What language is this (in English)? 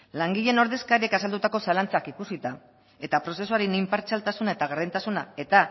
Basque